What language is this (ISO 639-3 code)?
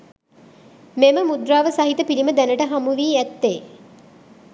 sin